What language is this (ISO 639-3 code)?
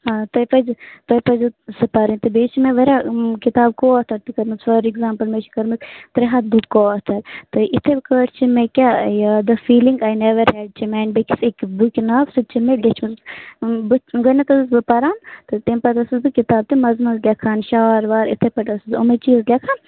kas